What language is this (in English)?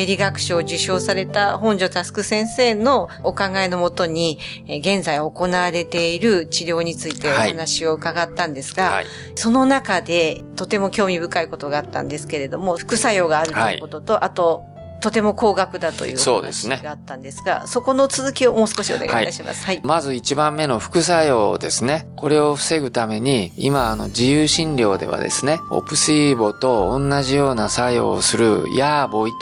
Japanese